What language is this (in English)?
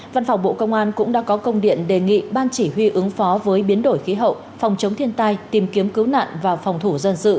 Vietnamese